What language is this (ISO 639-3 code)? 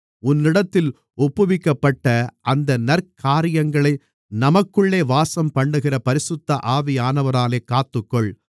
tam